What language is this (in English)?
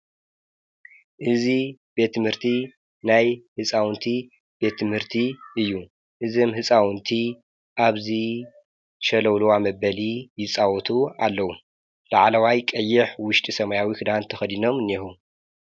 Tigrinya